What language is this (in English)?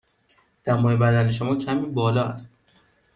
Persian